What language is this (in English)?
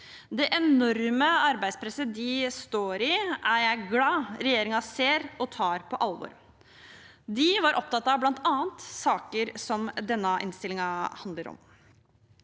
Norwegian